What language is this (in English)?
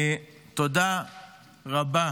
Hebrew